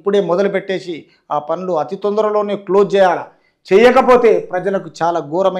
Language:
Telugu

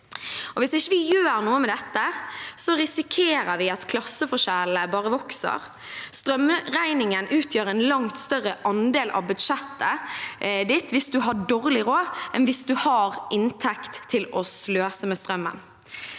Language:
Norwegian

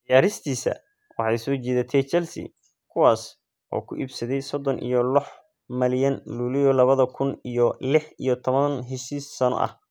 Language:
Somali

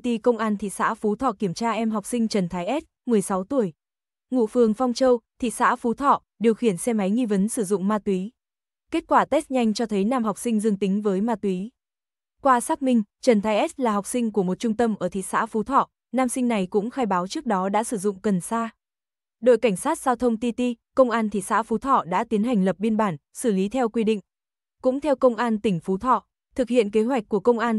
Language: Vietnamese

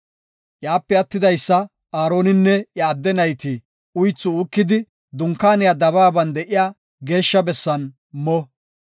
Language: Gofa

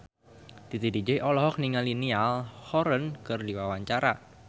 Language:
Sundanese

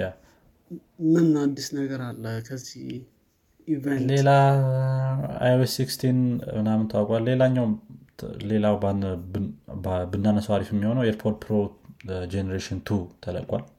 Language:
Amharic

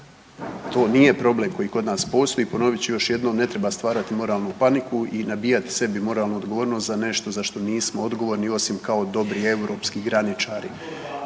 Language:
Croatian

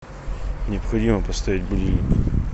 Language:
Russian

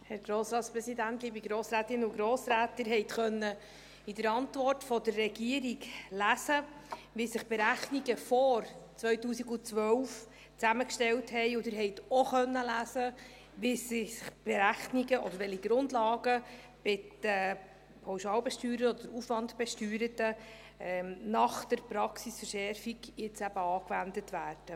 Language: Swiss German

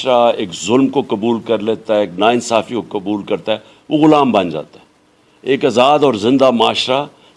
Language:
Urdu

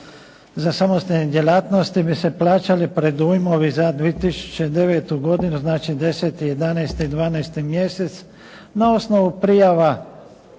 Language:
Croatian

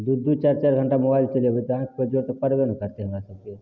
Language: Maithili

